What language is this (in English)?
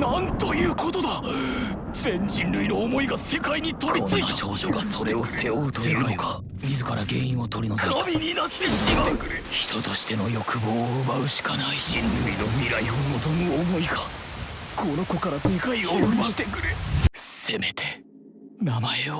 Japanese